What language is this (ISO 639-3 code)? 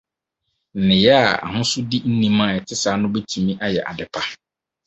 aka